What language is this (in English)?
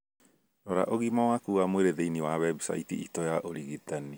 Kikuyu